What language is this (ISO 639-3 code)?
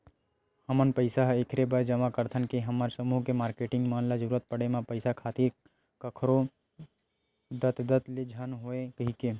hne